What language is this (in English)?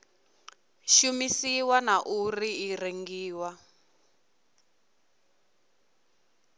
Venda